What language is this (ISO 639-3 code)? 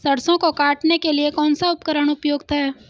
hin